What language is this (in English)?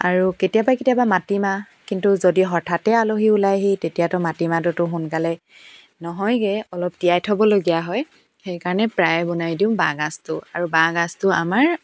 Assamese